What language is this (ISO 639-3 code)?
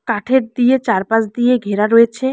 ben